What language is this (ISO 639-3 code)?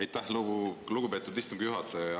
est